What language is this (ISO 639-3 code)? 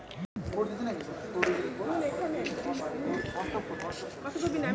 ben